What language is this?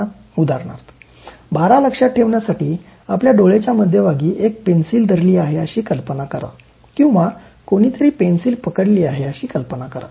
Marathi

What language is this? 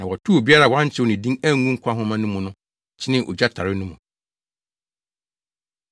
Akan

